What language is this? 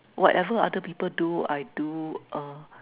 English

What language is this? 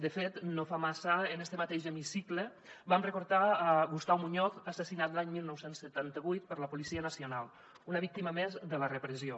Catalan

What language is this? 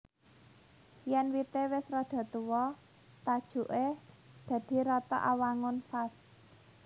Javanese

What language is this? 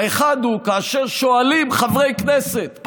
Hebrew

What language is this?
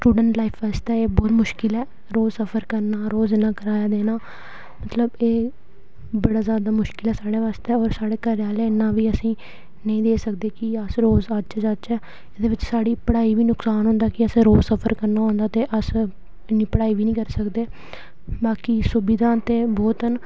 Dogri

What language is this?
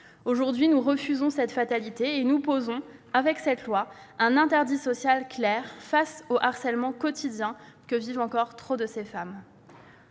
French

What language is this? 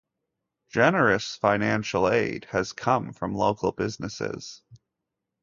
English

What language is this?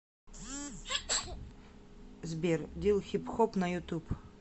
Russian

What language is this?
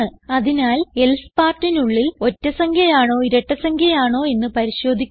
Malayalam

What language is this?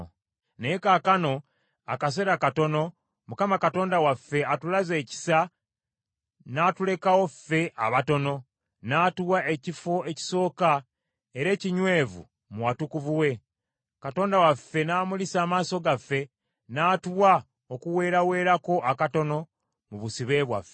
Ganda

